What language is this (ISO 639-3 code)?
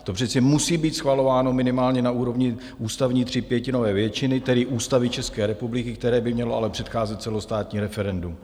ces